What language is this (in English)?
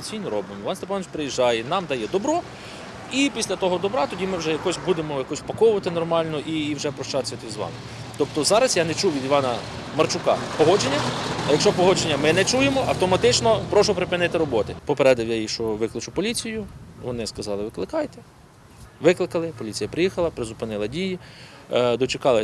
Ukrainian